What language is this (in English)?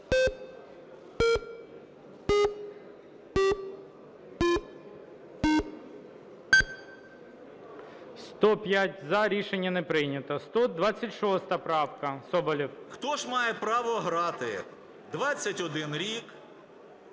Ukrainian